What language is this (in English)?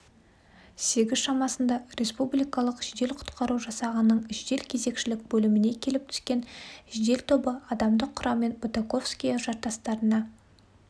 Kazakh